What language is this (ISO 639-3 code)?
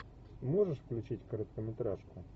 rus